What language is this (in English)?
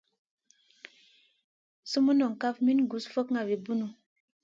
Masana